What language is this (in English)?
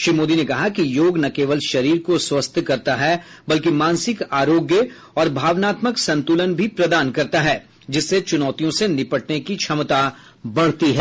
Hindi